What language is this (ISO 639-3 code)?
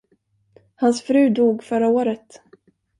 swe